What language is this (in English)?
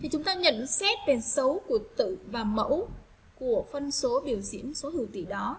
Vietnamese